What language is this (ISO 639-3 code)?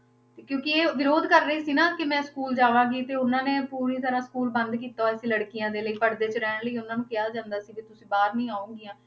pan